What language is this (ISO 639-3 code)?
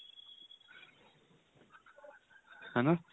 pan